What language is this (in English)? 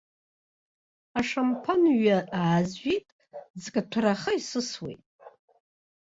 Abkhazian